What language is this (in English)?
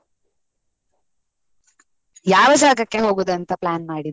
Kannada